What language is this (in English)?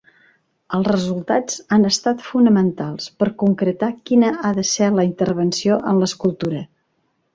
Catalan